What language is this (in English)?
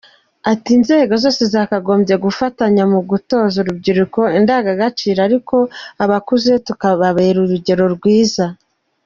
Kinyarwanda